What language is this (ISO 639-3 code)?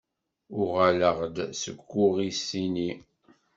kab